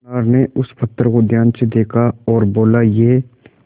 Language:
Hindi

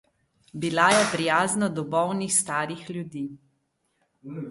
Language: Slovenian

